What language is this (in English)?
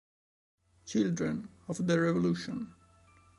Italian